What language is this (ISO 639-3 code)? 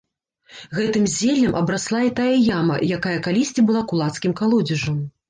bel